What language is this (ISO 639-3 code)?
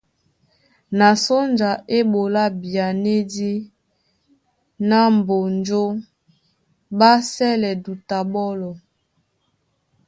dua